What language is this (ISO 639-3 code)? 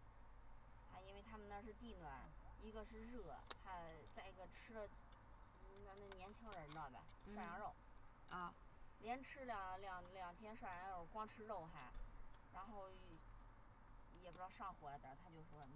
zho